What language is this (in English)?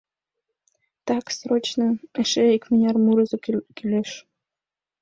Mari